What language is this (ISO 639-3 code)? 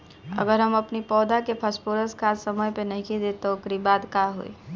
bho